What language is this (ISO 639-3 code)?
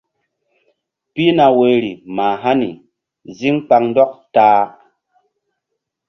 mdd